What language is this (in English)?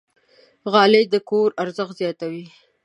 Pashto